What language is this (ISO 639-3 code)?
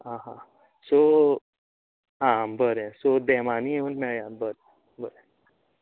kok